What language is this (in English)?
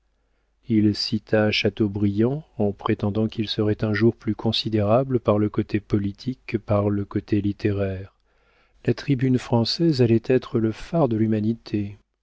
French